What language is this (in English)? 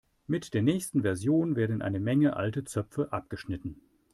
German